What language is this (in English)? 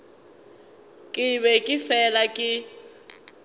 Northern Sotho